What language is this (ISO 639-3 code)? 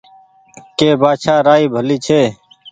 gig